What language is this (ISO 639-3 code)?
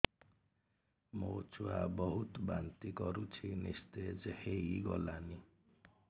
ori